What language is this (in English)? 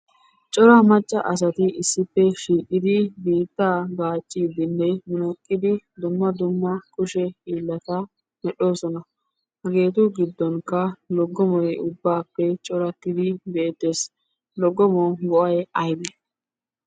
Wolaytta